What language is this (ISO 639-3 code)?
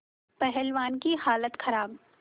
hin